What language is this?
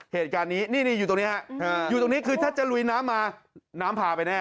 Thai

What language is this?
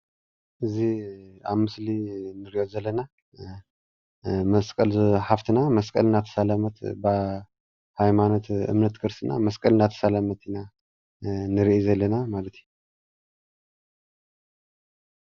Tigrinya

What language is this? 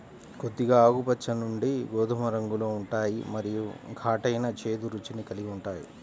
Telugu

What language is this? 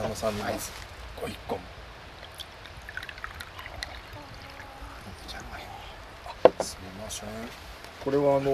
Japanese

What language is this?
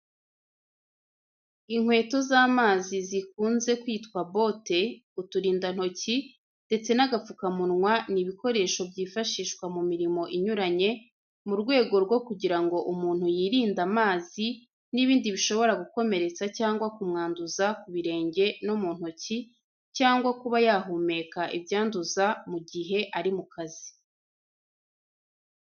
Kinyarwanda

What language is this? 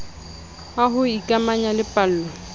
Southern Sotho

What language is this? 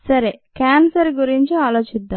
Telugu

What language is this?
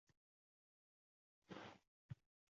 Uzbek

